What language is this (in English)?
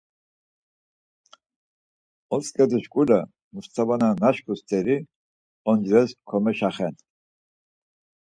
Laz